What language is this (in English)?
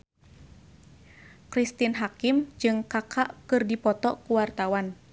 Sundanese